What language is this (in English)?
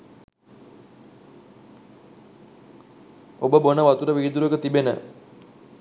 Sinhala